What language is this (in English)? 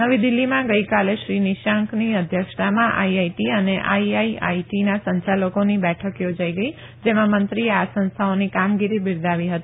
Gujarati